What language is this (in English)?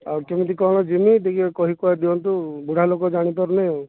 Odia